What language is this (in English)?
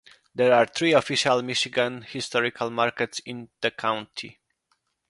English